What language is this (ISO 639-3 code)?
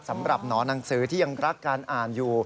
tha